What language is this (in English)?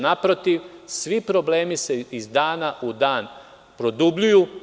Serbian